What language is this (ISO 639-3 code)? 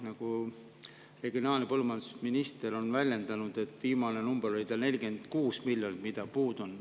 est